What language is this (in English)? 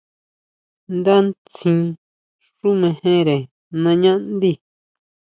Huautla Mazatec